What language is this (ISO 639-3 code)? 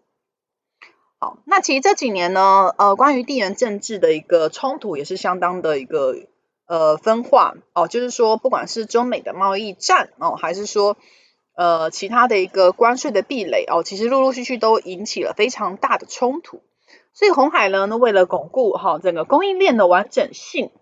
zho